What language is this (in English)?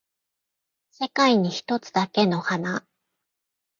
Japanese